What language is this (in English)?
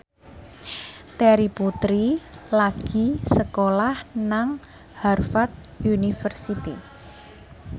Javanese